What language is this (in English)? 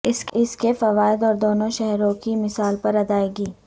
Urdu